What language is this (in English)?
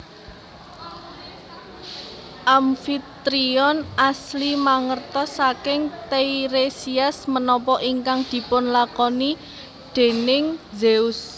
Javanese